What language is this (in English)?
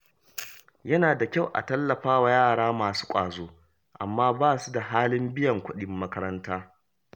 Hausa